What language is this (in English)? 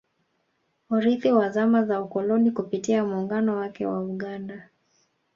Swahili